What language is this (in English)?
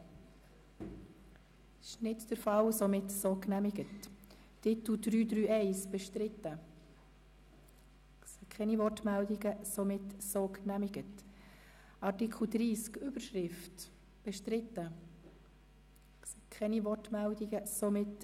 Swiss German